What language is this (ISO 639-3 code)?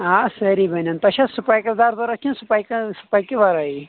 kas